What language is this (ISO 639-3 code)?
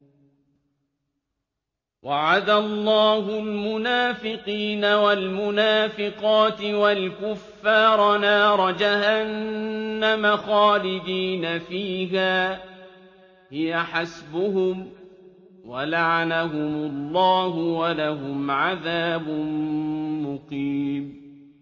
ara